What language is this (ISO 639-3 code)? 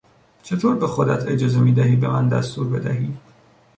fas